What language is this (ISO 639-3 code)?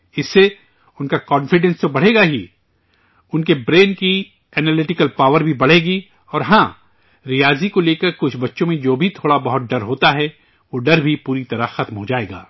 urd